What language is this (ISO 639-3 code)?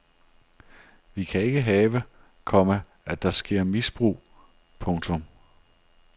dan